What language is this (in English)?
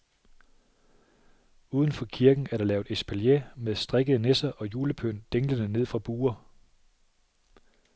Danish